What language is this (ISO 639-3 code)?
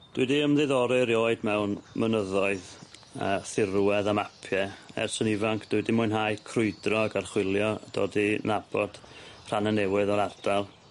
cym